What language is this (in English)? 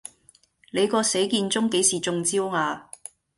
Cantonese